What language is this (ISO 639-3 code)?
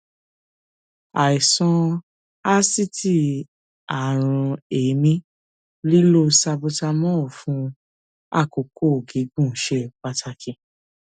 yor